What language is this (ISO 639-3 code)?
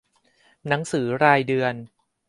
tha